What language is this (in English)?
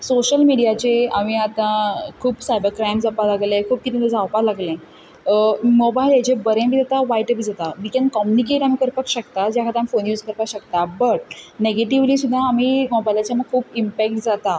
Konkani